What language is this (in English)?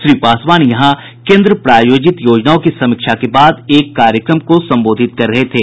Hindi